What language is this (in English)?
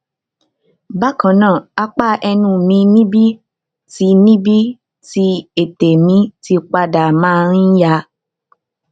Yoruba